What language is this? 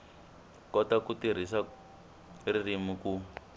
Tsonga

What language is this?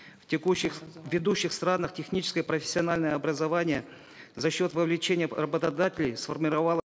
Kazakh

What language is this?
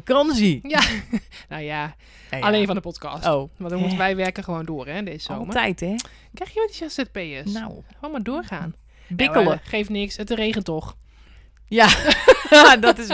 Dutch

